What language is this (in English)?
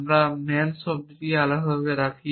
Bangla